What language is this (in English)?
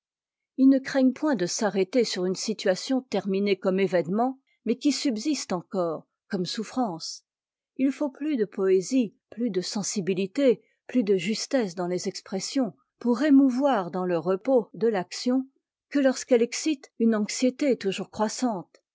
French